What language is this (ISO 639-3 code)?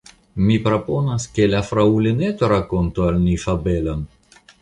epo